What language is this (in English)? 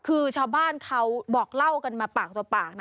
Thai